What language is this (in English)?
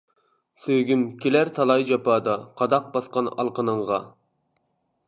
Uyghur